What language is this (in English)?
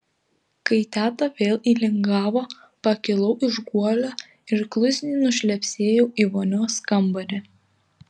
Lithuanian